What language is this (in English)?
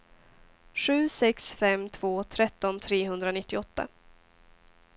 Swedish